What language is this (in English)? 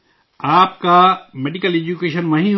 Urdu